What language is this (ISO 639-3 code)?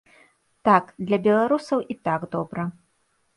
bel